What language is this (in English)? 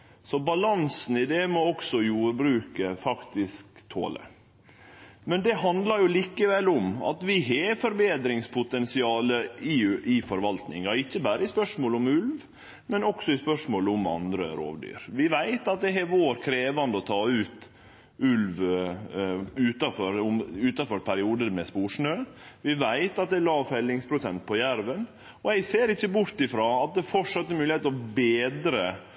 Norwegian Nynorsk